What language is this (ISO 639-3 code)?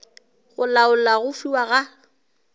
nso